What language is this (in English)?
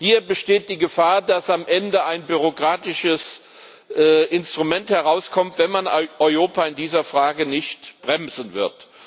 German